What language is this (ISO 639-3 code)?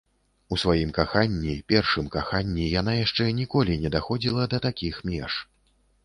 bel